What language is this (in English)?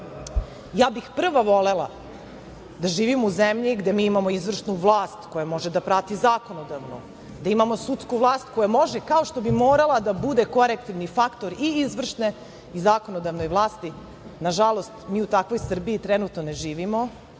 Serbian